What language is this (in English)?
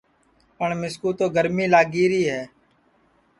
Sansi